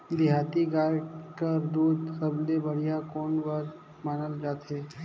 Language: Chhattisgarhi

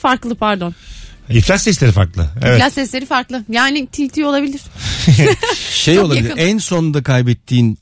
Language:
Turkish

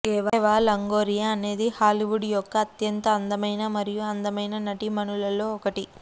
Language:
Telugu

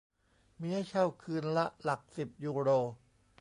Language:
Thai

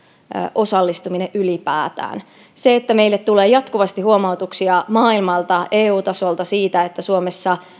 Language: Finnish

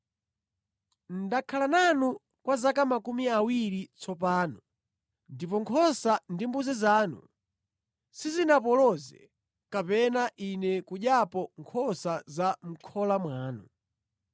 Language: Nyanja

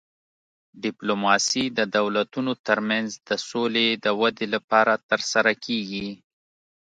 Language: Pashto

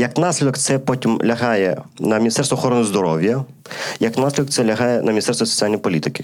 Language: Ukrainian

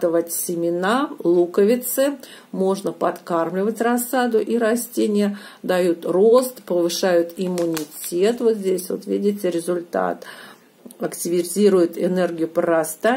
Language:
Russian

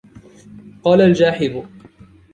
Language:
Arabic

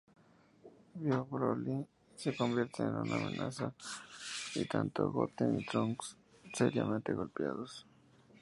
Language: Spanish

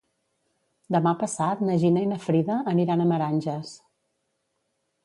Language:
Catalan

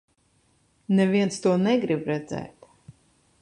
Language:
Latvian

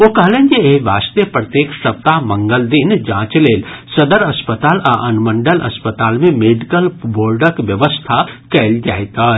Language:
Maithili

